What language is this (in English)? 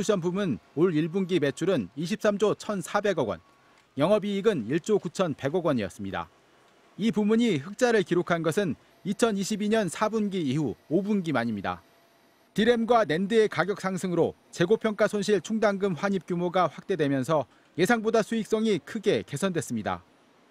Korean